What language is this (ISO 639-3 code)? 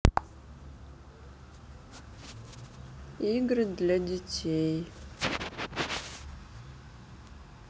rus